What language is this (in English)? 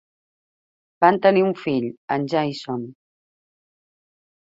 Catalan